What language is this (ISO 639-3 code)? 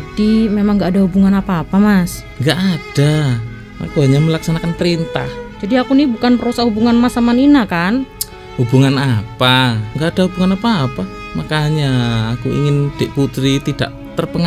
ind